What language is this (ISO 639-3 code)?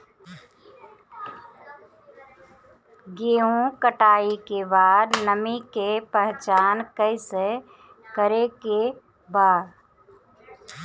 bho